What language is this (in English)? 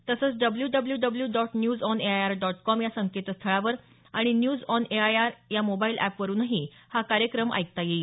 Marathi